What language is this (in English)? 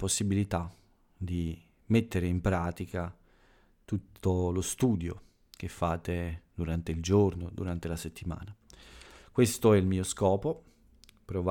Italian